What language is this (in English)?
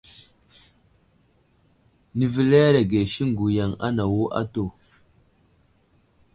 Wuzlam